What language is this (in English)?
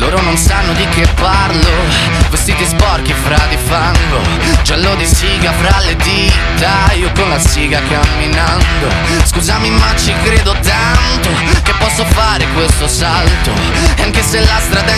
Ukrainian